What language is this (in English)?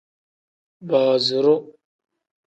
Tem